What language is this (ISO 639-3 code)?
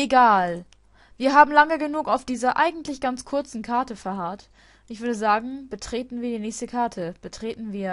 deu